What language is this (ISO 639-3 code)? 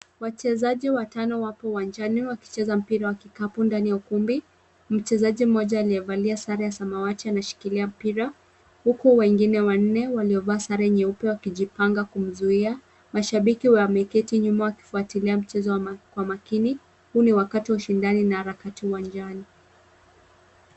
swa